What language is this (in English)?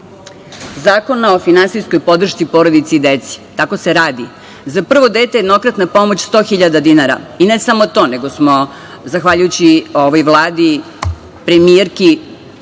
Serbian